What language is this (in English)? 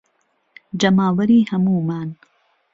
Central Kurdish